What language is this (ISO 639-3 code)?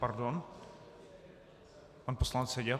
ces